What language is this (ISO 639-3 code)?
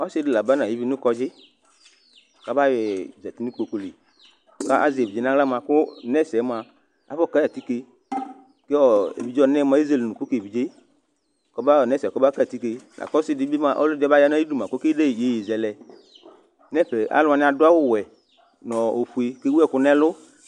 kpo